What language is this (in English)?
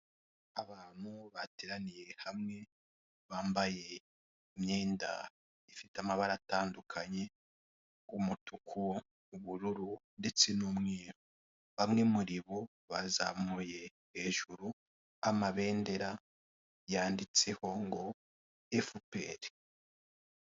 Kinyarwanda